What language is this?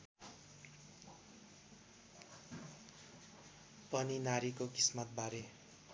Nepali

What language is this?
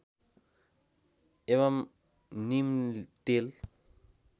Nepali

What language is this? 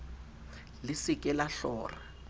Southern Sotho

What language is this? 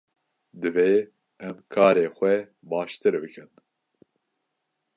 Kurdish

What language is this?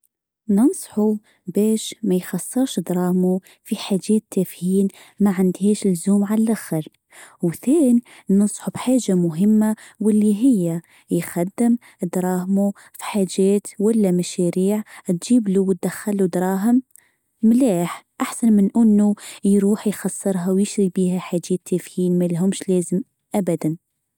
Tunisian Arabic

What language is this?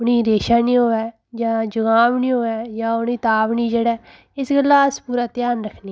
Dogri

